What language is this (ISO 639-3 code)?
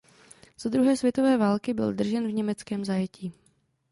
ces